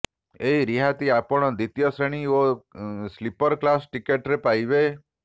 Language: Odia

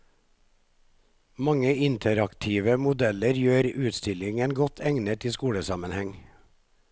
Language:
Norwegian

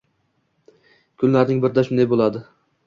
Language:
Uzbek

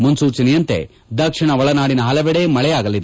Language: Kannada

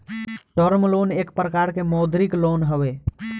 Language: Bhojpuri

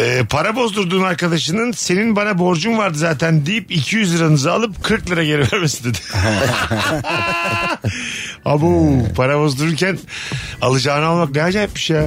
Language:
Turkish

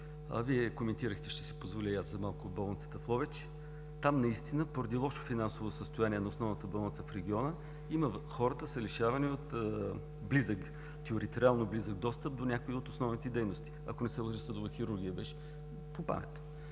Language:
Bulgarian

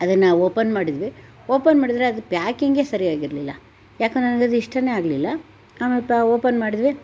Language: Kannada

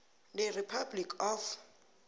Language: South Ndebele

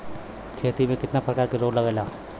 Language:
Bhojpuri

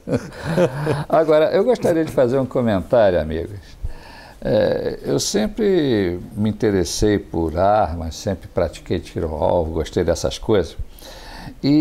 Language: Portuguese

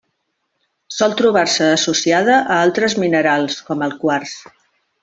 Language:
Catalan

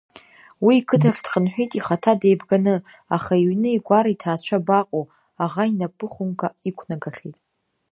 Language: Abkhazian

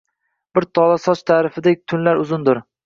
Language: Uzbek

